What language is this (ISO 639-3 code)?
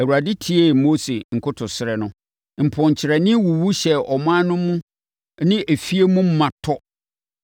aka